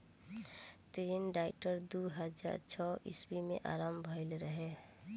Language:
Bhojpuri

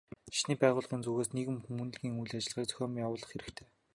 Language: Mongolian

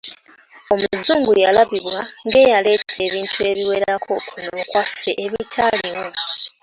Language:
Ganda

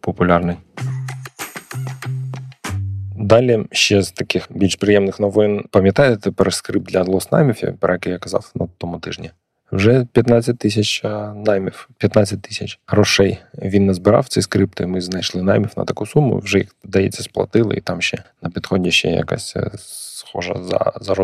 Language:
Ukrainian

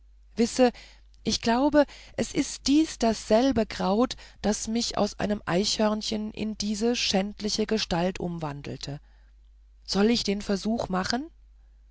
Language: German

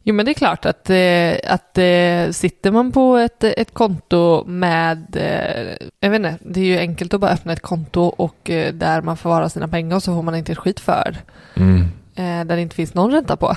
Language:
Swedish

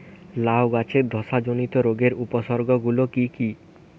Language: Bangla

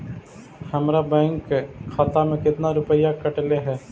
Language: Magahi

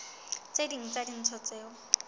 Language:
Southern Sotho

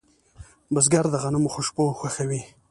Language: Pashto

